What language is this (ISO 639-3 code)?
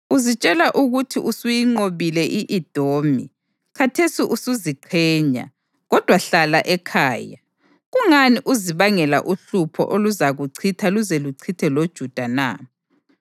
nde